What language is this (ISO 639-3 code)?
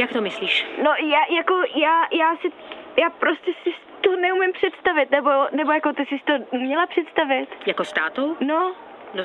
ces